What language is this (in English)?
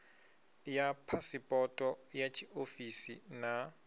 Venda